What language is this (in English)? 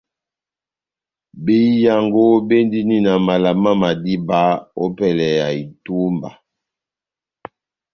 Batanga